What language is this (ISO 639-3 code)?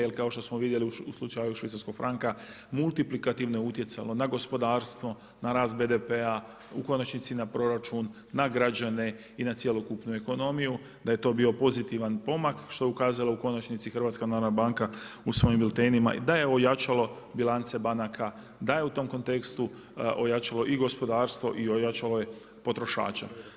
hrv